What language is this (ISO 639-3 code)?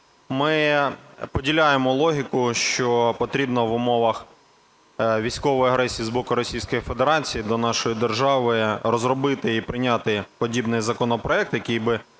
ukr